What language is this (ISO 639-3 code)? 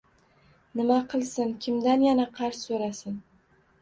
uzb